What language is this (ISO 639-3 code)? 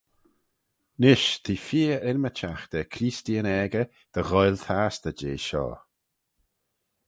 glv